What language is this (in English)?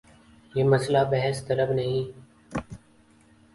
Urdu